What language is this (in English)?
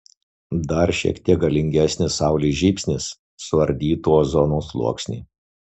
Lithuanian